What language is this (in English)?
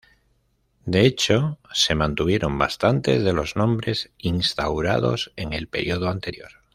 Spanish